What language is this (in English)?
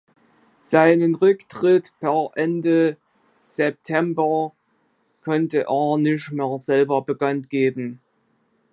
German